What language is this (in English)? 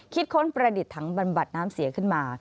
Thai